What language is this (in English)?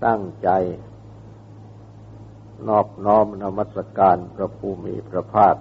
Thai